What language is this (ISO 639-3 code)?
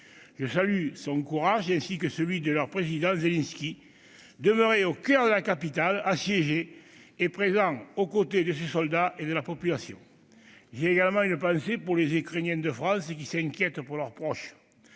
fra